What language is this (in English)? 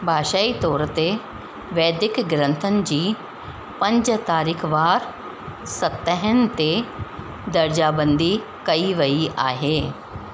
Sindhi